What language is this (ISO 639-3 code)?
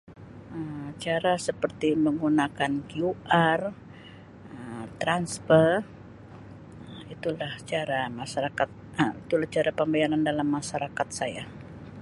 msi